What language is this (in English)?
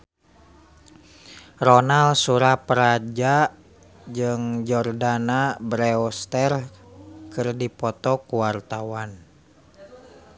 Sundanese